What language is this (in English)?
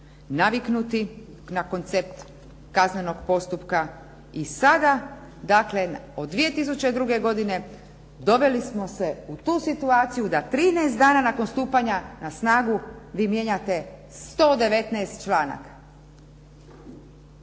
Croatian